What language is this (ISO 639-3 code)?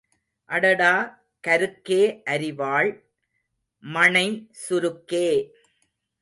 tam